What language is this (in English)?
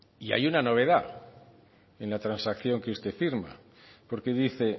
Spanish